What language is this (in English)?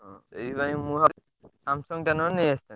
Odia